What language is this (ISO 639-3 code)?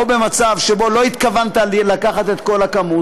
heb